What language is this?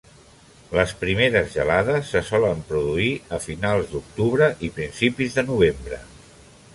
Catalan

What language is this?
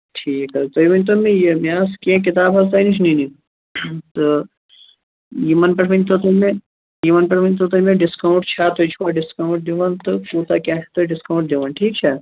Kashmiri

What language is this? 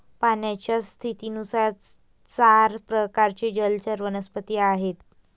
Marathi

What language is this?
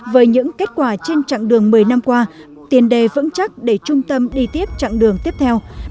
Vietnamese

